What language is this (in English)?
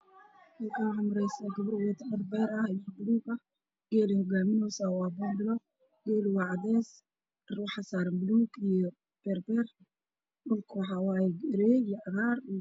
Somali